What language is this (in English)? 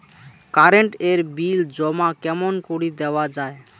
Bangla